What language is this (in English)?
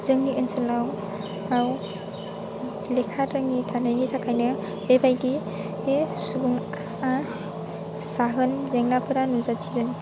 Bodo